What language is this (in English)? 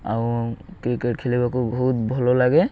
Odia